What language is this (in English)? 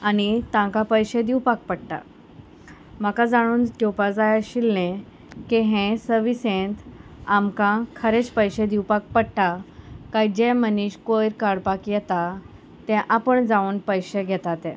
Konkani